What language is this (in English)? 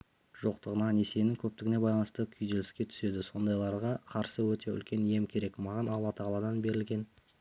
Kazakh